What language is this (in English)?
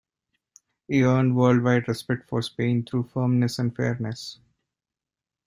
English